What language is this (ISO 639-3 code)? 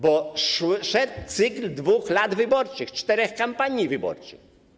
pol